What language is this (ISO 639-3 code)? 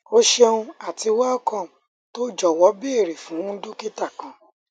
yor